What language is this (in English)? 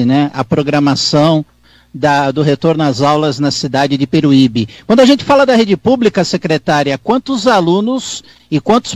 Portuguese